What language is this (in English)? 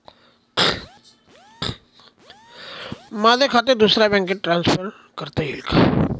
Marathi